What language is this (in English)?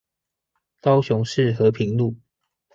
Chinese